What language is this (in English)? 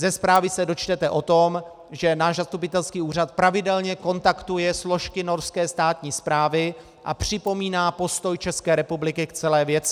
Czech